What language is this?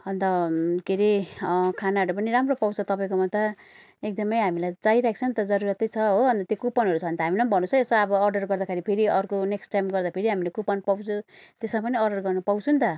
Nepali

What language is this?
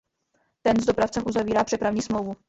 Czech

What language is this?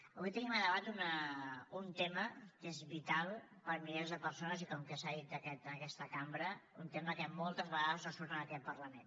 Catalan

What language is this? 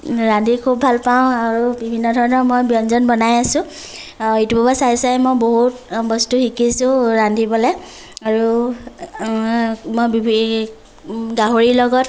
Assamese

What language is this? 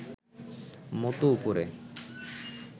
Bangla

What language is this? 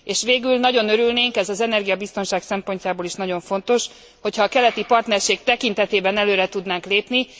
Hungarian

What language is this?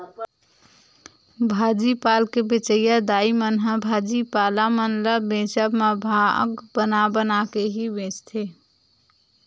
Chhattisgarhi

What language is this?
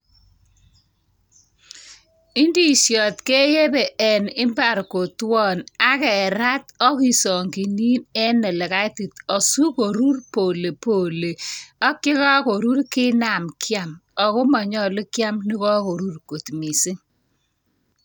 Kalenjin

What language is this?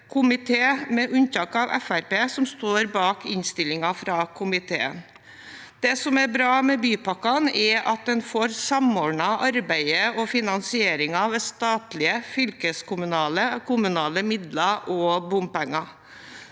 Norwegian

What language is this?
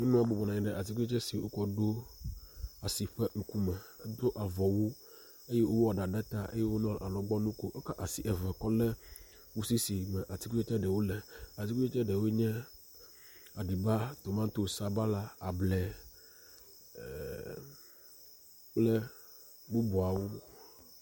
Ewe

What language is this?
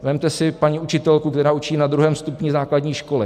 Czech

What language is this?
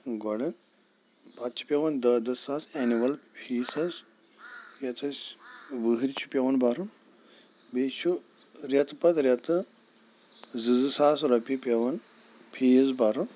Kashmiri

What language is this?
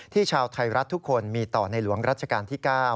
Thai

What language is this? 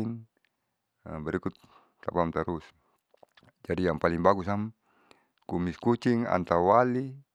Saleman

